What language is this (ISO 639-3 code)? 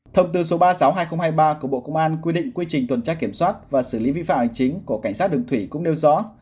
vie